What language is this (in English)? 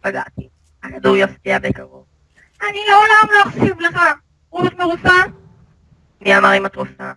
Hebrew